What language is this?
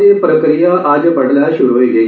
Dogri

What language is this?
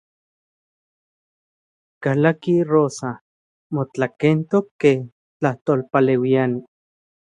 Central Puebla Nahuatl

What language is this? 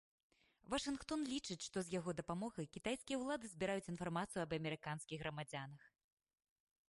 Belarusian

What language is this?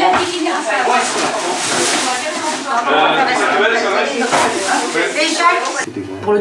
French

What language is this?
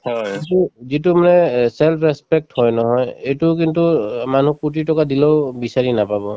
Assamese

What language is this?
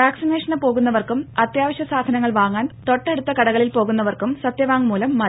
Malayalam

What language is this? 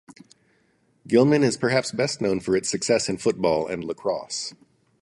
English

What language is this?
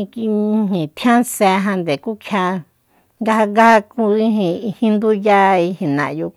Soyaltepec Mazatec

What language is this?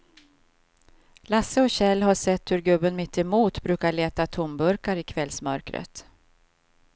Swedish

